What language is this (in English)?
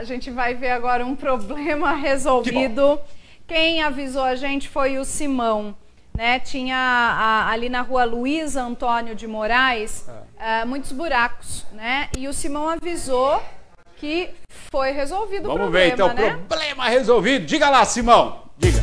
Portuguese